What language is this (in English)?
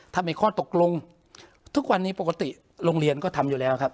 Thai